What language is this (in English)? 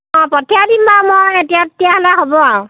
Assamese